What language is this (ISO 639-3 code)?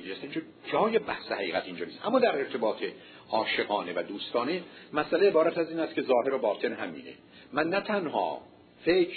fas